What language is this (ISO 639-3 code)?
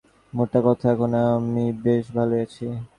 ben